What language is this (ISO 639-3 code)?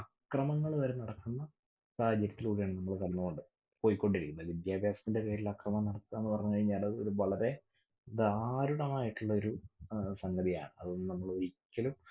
mal